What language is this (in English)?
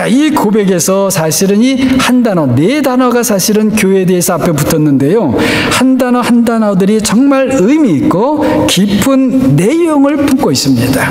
Korean